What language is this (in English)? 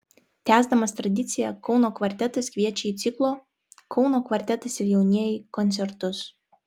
Lithuanian